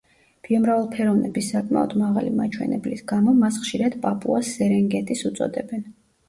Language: Georgian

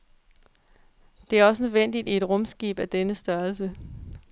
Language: Danish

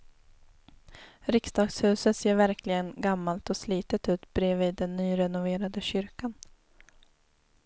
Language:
Swedish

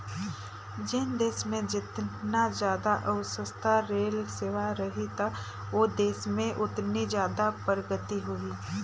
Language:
Chhattisgarhi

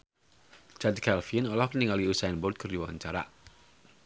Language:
Sundanese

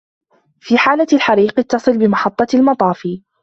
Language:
Arabic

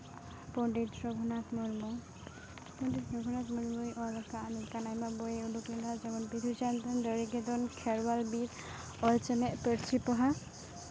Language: Santali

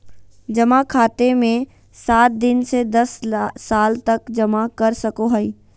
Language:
Magahi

